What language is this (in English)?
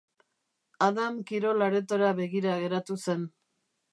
Basque